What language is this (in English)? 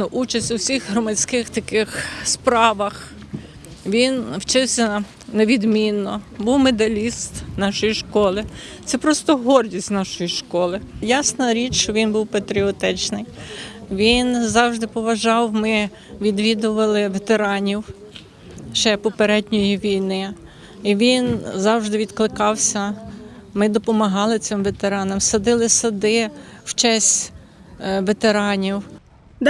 Ukrainian